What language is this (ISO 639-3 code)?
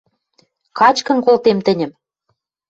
mrj